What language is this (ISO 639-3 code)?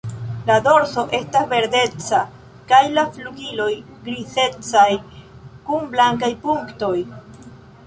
epo